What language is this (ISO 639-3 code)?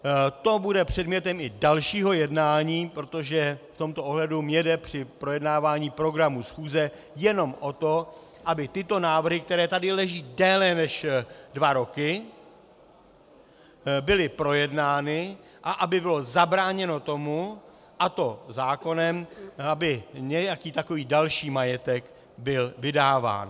ces